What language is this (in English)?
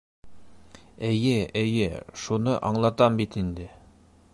Bashkir